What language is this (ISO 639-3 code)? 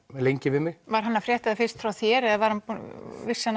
isl